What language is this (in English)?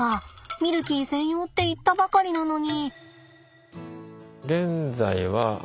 Japanese